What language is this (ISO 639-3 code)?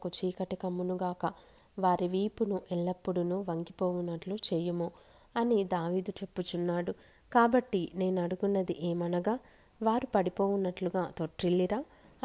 tel